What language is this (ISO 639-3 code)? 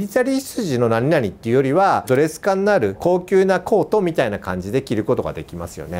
jpn